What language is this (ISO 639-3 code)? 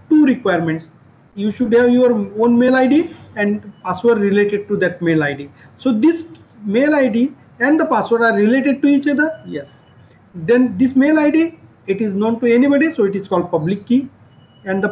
eng